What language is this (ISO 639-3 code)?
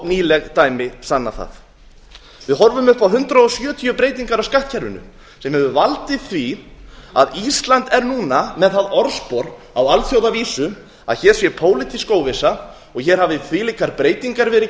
isl